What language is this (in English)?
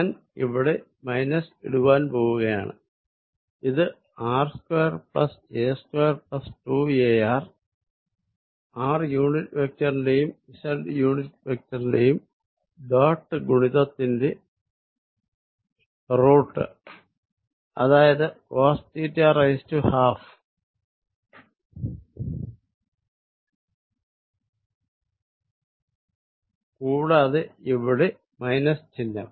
Malayalam